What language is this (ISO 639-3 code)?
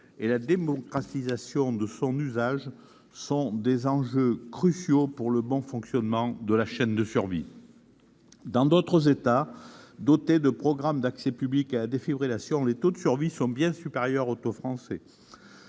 fra